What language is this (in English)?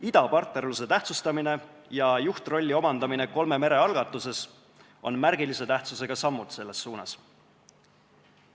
Estonian